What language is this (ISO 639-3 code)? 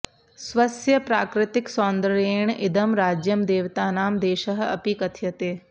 san